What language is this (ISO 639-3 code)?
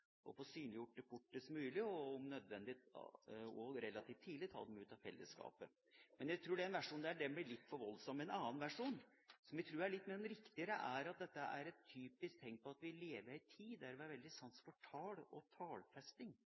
nob